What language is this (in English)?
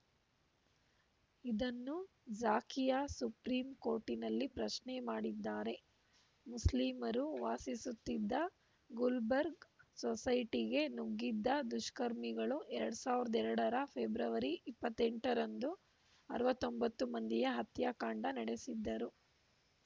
Kannada